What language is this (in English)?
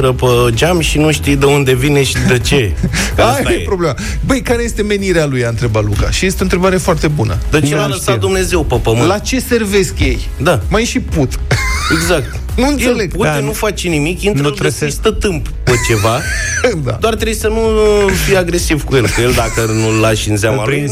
Romanian